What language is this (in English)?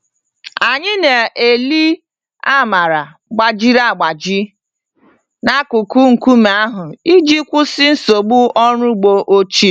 Igbo